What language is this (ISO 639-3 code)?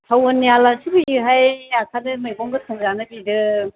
brx